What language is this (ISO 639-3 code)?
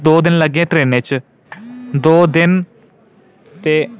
doi